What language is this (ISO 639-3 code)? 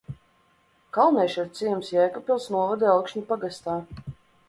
lav